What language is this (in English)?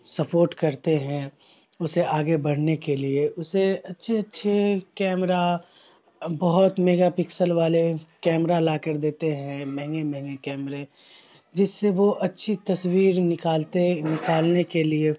Urdu